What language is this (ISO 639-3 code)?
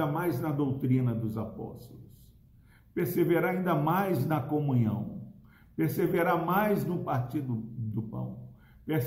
por